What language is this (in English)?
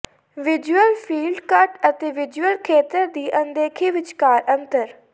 Punjabi